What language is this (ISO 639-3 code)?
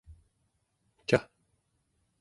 esu